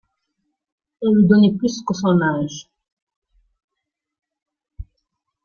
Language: French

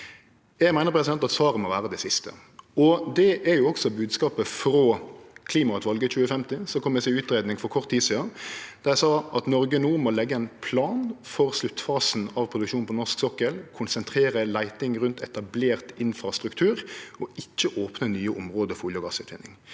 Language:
Norwegian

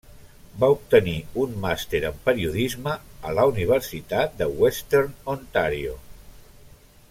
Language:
Catalan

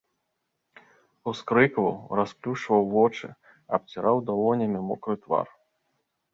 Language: Belarusian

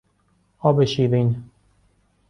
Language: Persian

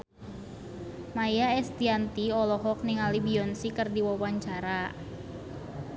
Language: Sundanese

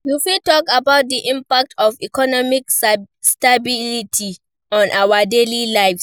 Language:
Nigerian Pidgin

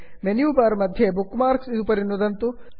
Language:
Sanskrit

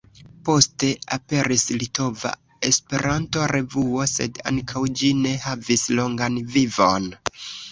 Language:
Esperanto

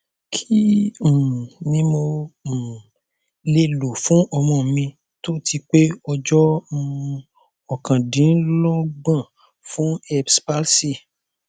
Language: Yoruba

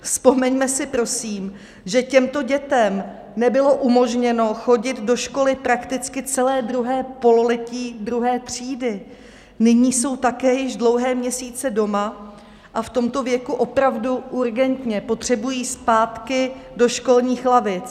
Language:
Czech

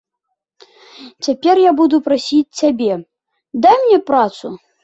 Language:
Belarusian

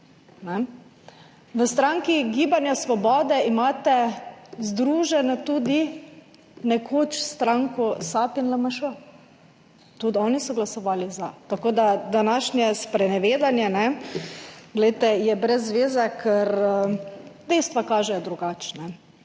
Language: Slovenian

